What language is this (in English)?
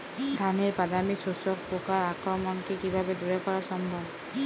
Bangla